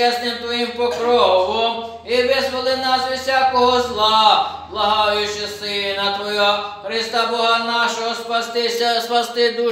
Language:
Ukrainian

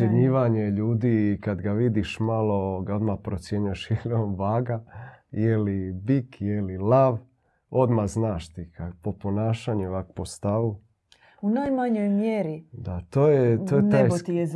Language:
Croatian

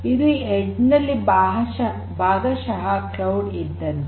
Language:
Kannada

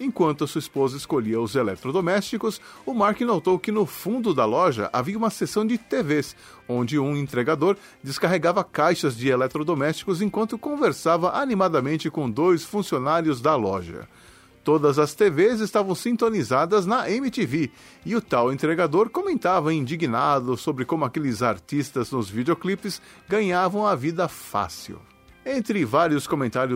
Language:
Portuguese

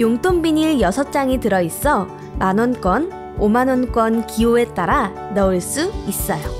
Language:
Korean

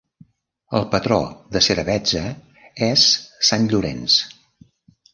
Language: Catalan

